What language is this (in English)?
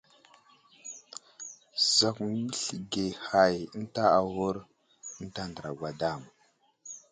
Wuzlam